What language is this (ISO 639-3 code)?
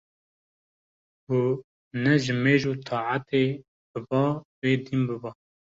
kur